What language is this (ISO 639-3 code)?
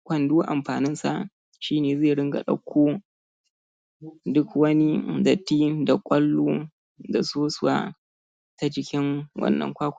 hau